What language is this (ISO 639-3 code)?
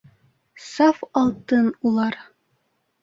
bak